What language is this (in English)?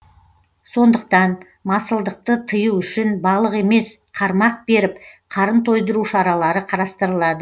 Kazakh